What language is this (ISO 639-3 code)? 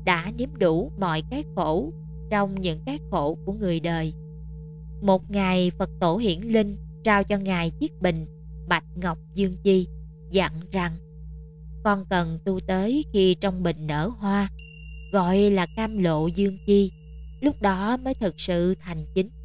vie